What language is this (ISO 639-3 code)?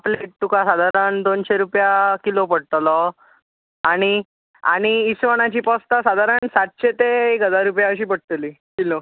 kok